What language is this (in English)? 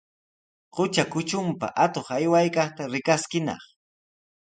Sihuas Ancash Quechua